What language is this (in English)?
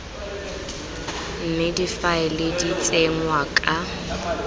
Tswana